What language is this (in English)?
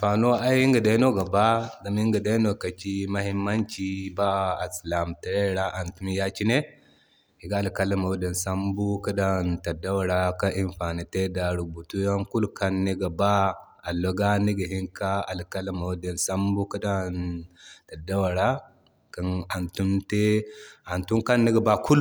Zarma